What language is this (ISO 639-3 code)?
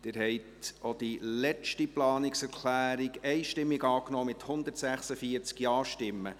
gsw